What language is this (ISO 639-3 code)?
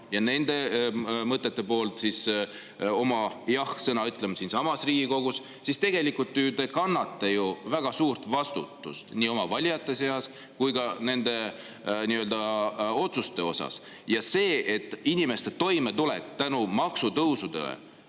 est